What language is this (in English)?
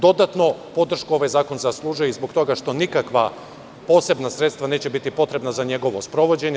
Serbian